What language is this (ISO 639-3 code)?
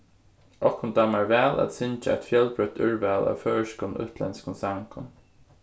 fao